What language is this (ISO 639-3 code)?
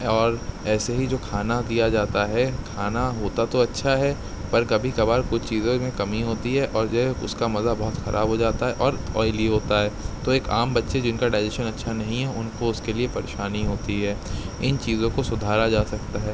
urd